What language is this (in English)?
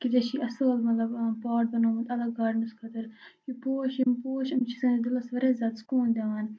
Kashmiri